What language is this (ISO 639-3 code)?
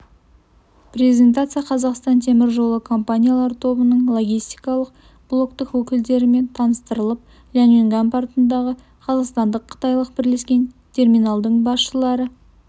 kaz